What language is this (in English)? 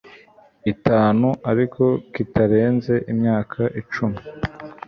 Kinyarwanda